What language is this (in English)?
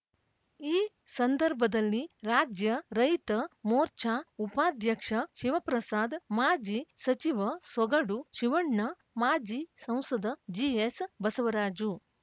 Kannada